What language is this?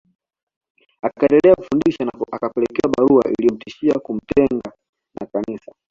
Swahili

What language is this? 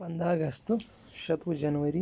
Kashmiri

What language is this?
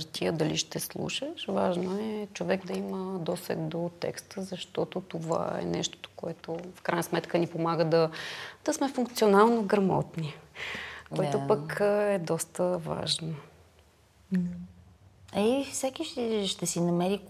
Bulgarian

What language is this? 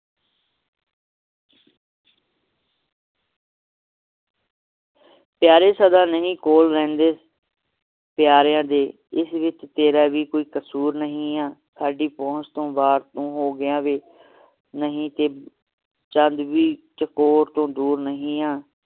Punjabi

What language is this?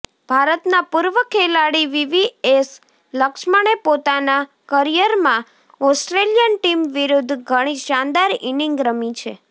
Gujarati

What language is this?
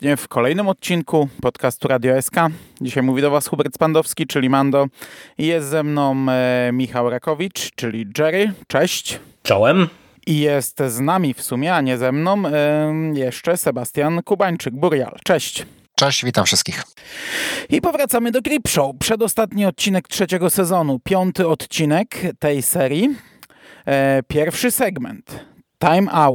Polish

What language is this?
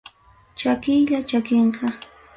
Ayacucho Quechua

